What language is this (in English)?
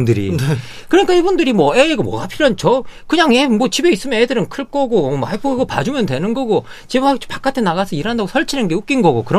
Korean